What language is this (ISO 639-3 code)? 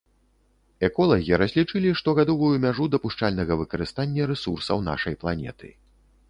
bel